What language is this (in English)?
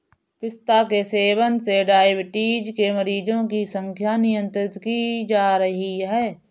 Hindi